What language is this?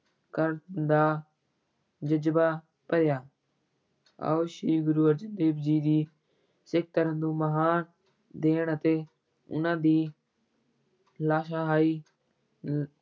Punjabi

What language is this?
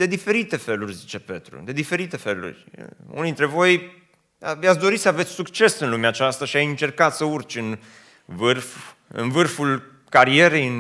Romanian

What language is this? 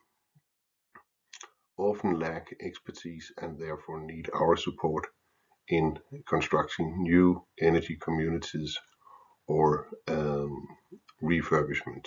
English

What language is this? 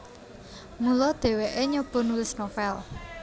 Javanese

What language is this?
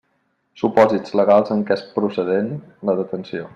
Catalan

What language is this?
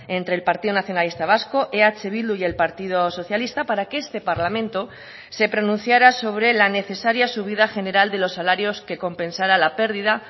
Spanish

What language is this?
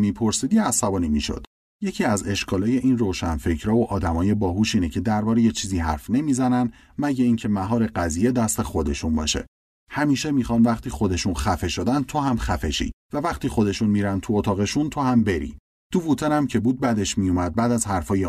Persian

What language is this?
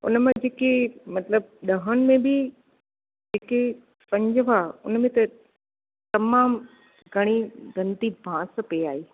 Sindhi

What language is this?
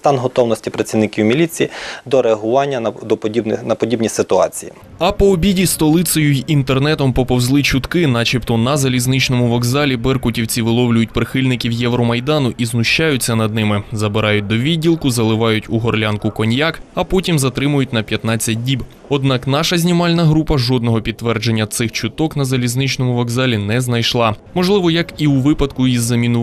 Ukrainian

